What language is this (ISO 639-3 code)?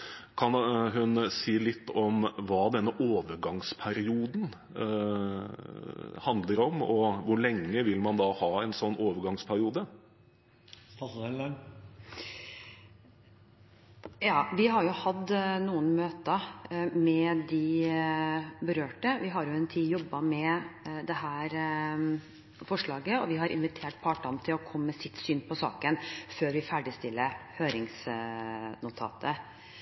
nob